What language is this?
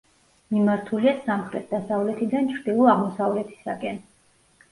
Georgian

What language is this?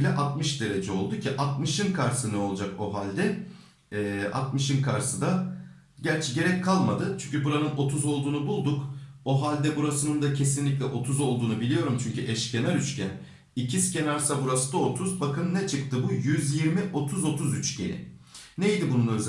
Turkish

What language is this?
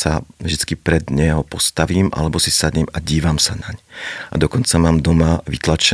Slovak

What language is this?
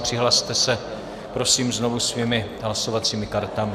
Czech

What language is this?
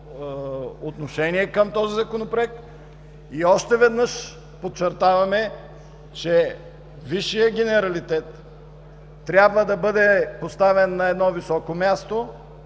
Bulgarian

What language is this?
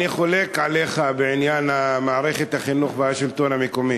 Hebrew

